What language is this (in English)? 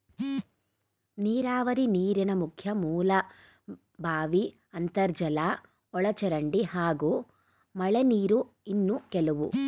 Kannada